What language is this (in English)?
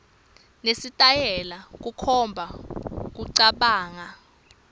Swati